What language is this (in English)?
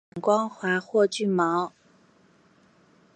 Chinese